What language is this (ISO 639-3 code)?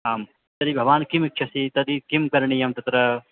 san